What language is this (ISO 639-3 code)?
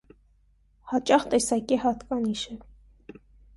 hye